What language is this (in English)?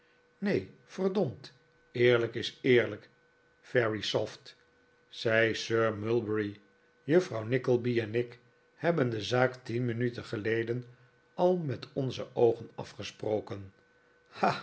Dutch